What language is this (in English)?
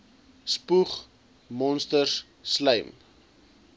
Afrikaans